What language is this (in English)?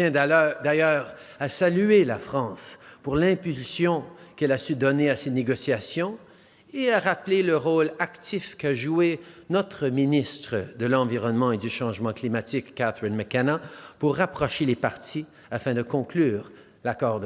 French